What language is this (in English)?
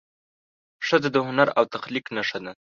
Pashto